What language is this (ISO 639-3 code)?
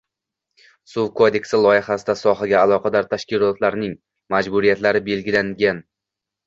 uzb